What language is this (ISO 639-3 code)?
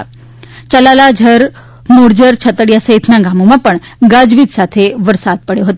guj